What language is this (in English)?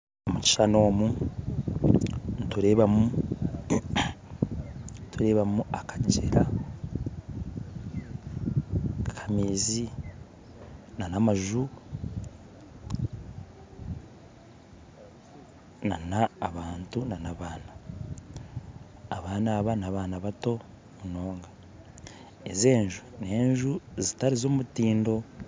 Nyankole